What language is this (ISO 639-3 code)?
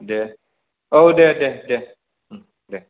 brx